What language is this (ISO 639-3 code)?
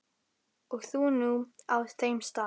isl